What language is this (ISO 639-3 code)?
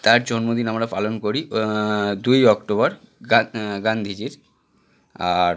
ben